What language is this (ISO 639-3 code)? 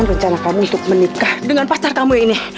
ind